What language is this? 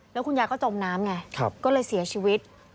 Thai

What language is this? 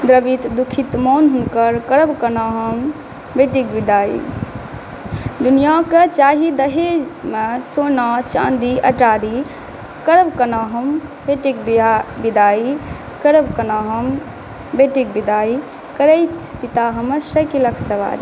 Maithili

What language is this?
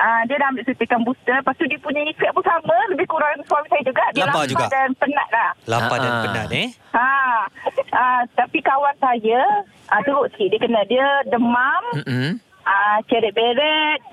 Malay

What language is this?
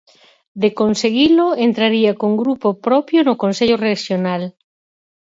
Galician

